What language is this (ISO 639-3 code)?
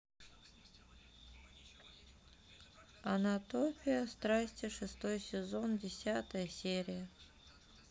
rus